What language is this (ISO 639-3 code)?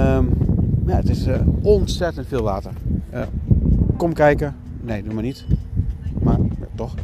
nld